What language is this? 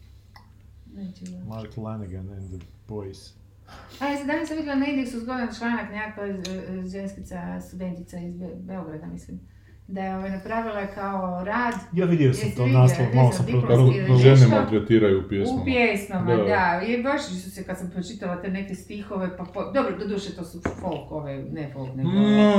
Croatian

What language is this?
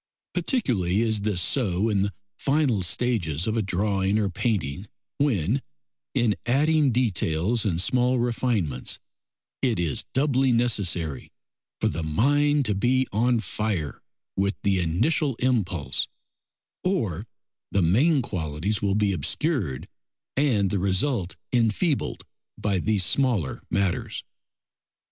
English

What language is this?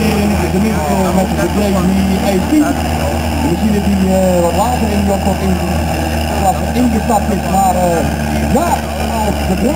Dutch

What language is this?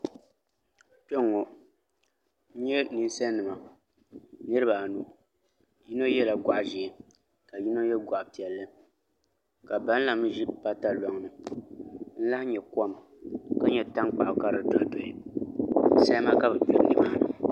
Dagbani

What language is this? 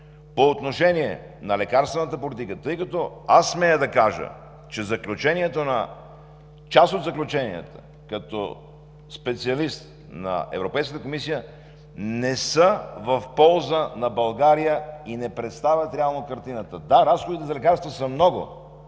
Bulgarian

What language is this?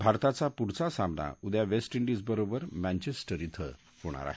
Marathi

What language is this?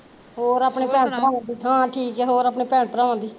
Punjabi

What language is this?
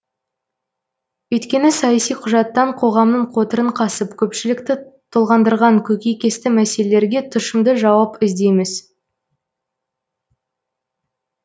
Kazakh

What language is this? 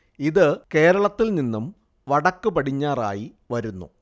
Malayalam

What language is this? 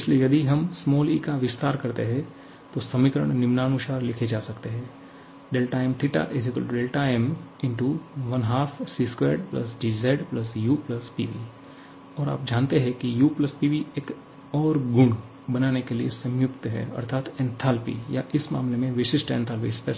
Hindi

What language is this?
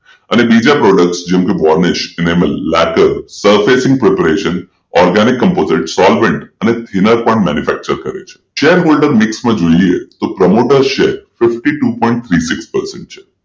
Gujarati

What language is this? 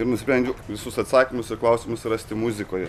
Lithuanian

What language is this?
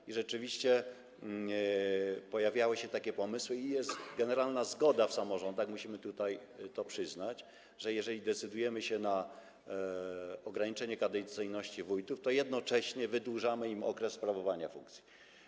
Polish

